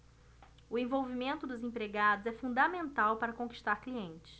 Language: Portuguese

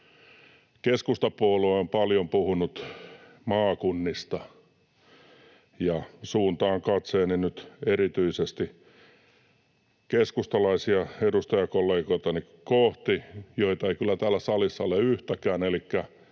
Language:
Finnish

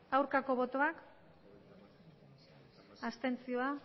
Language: Basque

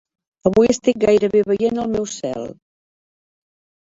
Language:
Catalan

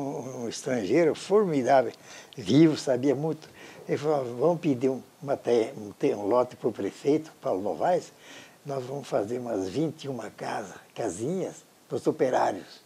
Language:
Portuguese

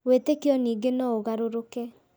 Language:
Kikuyu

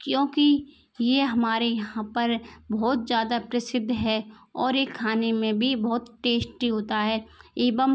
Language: Hindi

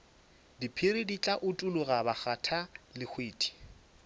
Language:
Northern Sotho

